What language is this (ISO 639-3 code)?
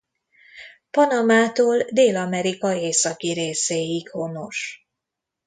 hun